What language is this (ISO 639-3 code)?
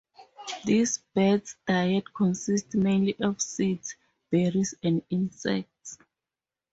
eng